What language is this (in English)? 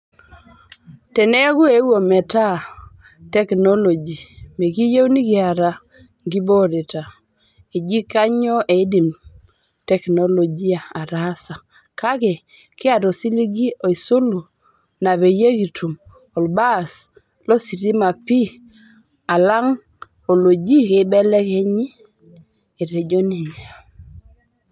Masai